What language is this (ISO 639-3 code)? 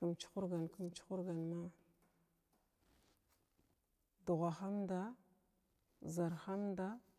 glw